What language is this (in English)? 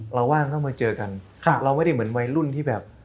Thai